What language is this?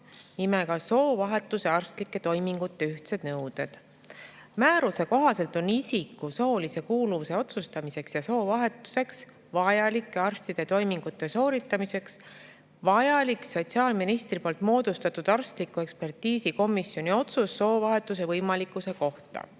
Estonian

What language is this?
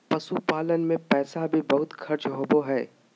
Magahi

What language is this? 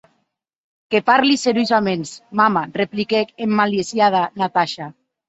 Occitan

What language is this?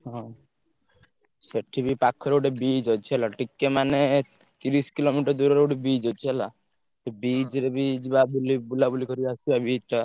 Odia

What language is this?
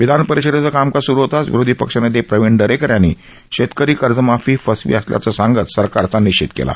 Marathi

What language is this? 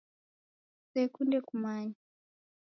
Taita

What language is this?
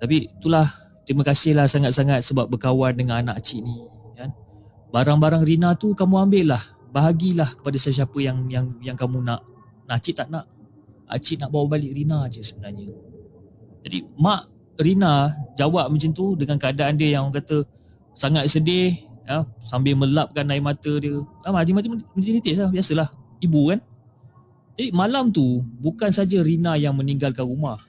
Malay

